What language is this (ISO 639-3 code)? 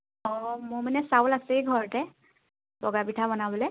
asm